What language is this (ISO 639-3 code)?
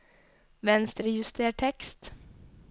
nor